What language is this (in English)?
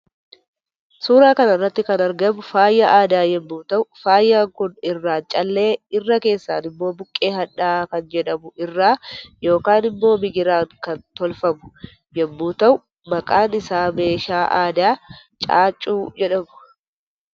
Oromo